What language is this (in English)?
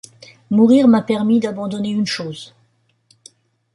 French